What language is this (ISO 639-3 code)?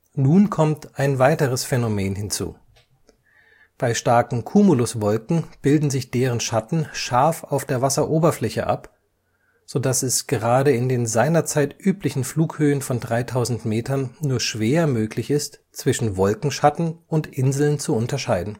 deu